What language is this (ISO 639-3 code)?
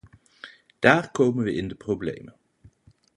nld